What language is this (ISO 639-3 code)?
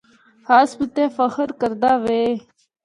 hno